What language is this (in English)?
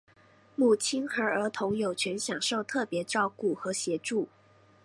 Chinese